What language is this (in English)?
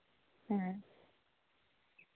Santali